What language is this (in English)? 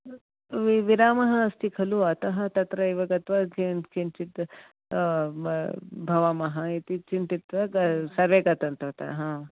Sanskrit